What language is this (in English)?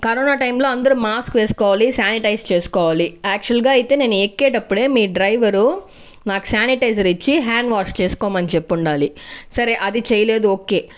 Telugu